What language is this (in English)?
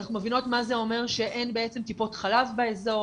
Hebrew